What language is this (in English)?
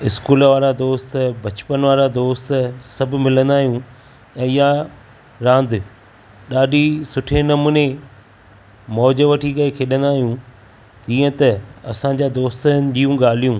Sindhi